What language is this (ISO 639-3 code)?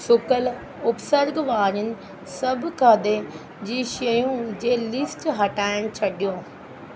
snd